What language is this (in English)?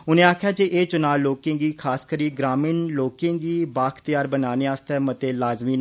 Dogri